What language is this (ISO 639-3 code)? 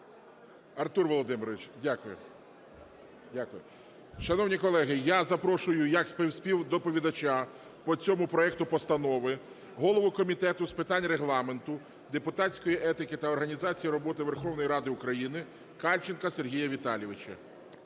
ukr